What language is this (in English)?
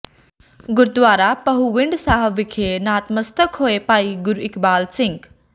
Punjabi